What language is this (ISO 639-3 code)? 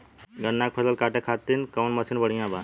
bho